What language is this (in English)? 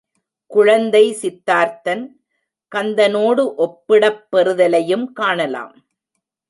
Tamil